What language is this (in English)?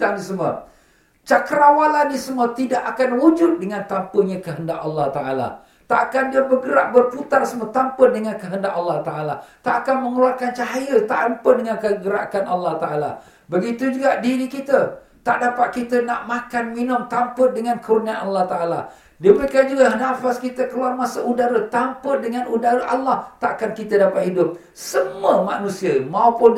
Malay